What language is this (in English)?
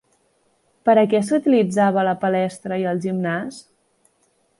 Catalan